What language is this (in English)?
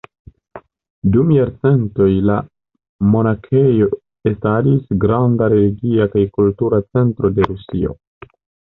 Esperanto